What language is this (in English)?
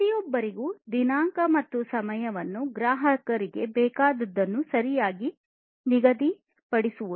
Kannada